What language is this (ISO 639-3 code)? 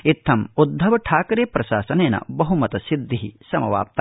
san